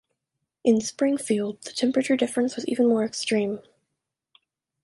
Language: English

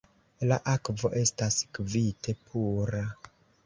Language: Esperanto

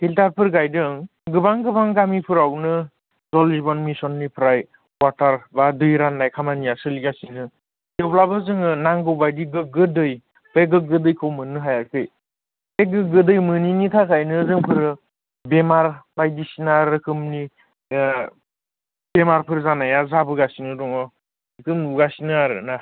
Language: Bodo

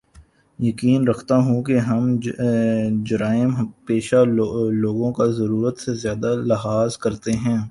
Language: Urdu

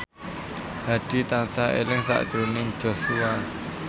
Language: Javanese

